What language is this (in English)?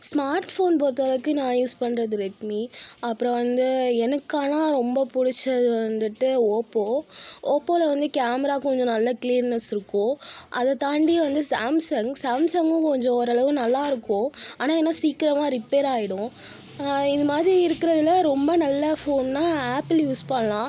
Tamil